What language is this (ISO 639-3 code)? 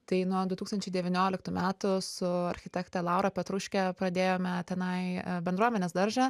lit